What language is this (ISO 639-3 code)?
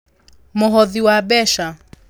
kik